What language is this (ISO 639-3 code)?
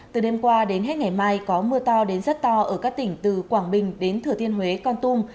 vie